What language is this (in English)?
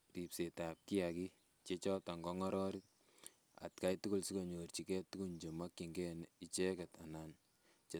Kalenjin